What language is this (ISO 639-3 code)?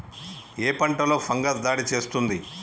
tel